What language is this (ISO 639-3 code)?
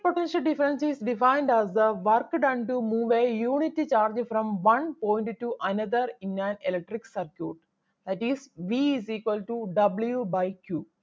mal